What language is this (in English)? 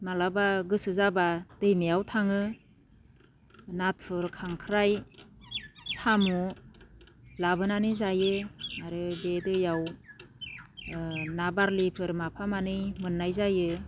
Bodo